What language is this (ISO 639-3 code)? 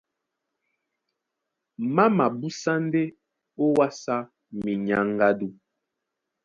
dua